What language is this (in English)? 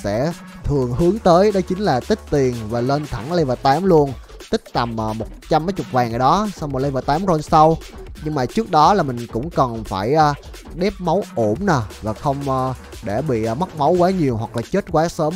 Vietnamese